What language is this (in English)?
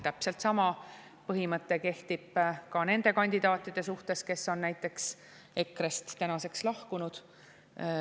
Estonian